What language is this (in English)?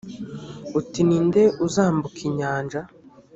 Kinyarwanda